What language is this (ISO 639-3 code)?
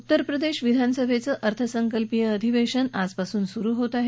mar